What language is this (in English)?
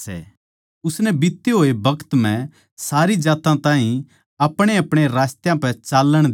Haryanvi